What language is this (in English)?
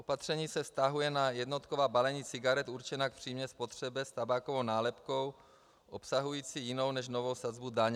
Czech